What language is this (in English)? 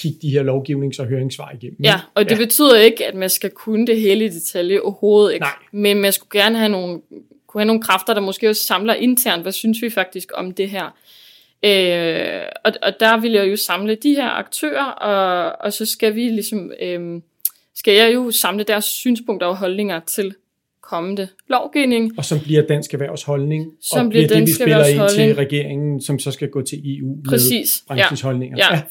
Danish